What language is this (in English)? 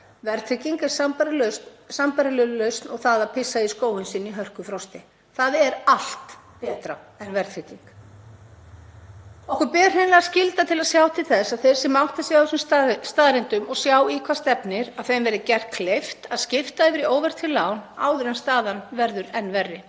Icelandic